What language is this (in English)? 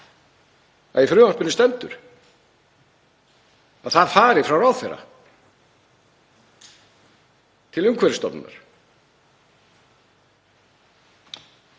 Icelandic